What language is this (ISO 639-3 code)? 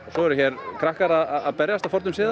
isl